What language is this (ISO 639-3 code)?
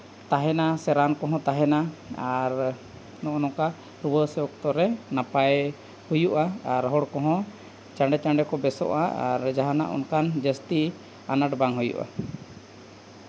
sat